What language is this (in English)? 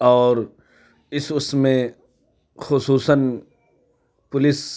Urdu